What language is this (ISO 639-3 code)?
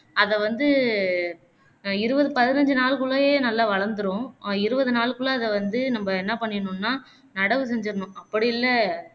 tam